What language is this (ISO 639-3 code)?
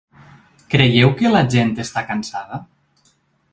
cat